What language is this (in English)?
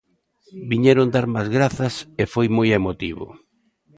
Galician